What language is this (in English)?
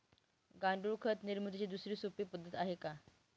Marathi